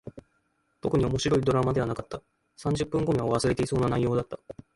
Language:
Japanese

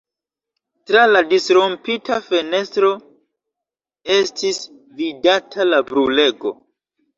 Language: Esperanto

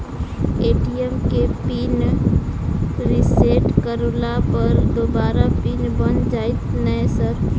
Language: Maithili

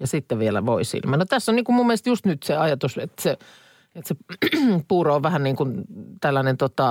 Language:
Finnish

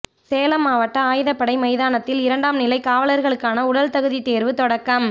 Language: Tamil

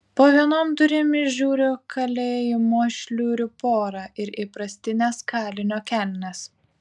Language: Lithuanian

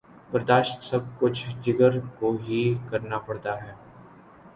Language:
Urdu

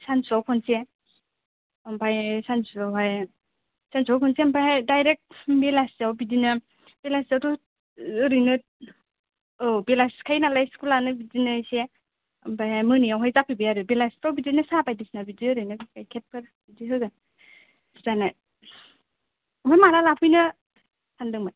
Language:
Bodo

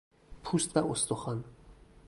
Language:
Persian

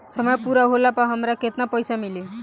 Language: Bhojpuri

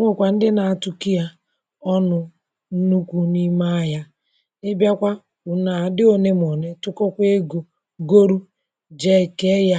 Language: Igbo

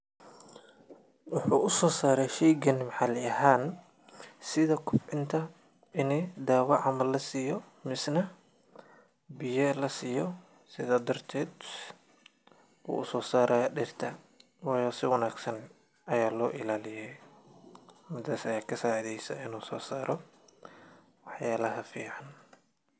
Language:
Somali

